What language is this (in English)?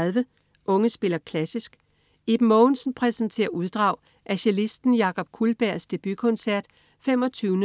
Danish